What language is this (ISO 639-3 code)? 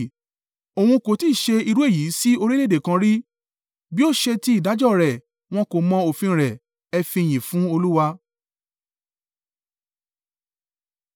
yor